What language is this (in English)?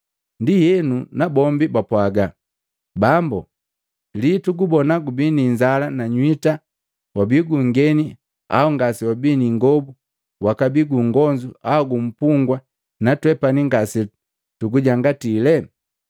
Matengo